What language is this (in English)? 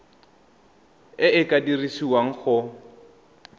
Tswana